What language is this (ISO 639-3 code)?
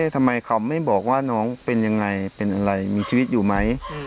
tha